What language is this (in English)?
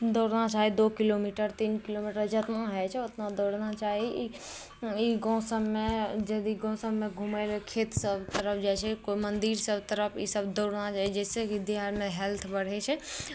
Maithili